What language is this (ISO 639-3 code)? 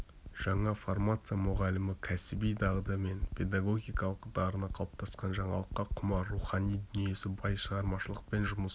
kaz